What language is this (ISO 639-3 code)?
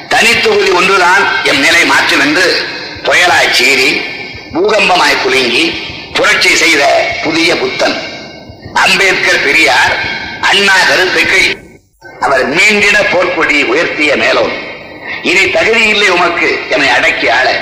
tam